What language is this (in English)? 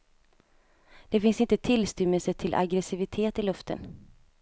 Swedish